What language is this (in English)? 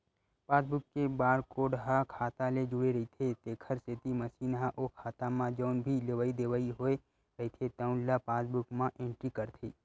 Chhattisgarhi